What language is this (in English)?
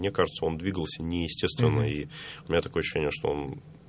Russian